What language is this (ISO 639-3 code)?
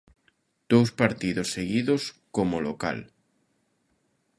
glg